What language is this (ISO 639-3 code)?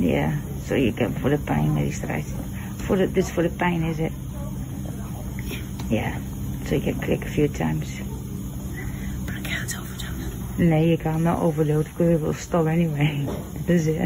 nld